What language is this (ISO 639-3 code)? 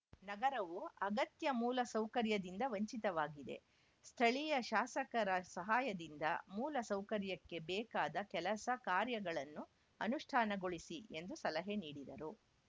kan